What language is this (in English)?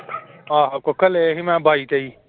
Punjabi